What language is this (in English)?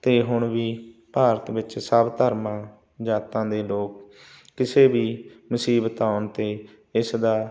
Punjabi